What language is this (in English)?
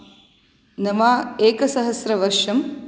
Sanskrit